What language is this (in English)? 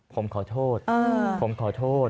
Thai